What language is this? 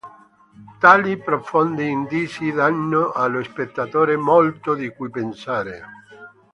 Italian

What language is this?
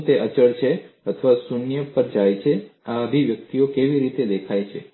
Gujarati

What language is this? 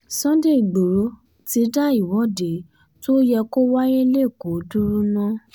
Yoruba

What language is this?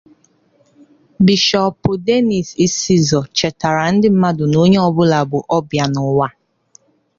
Igbo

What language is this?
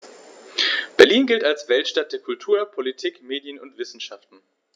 German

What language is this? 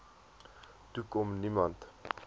Afrikaans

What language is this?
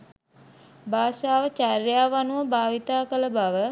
Sinhala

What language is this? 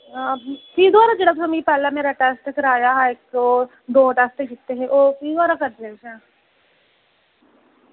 Dogri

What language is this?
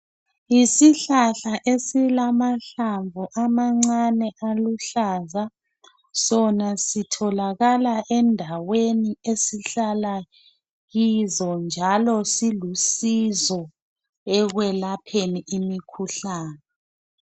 North Ndebele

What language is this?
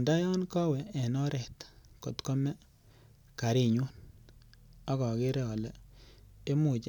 Kalenjin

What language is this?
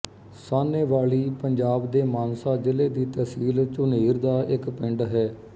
Punjabi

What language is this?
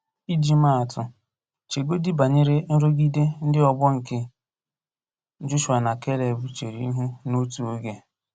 Igbo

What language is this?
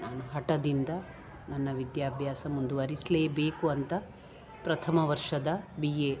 Kannada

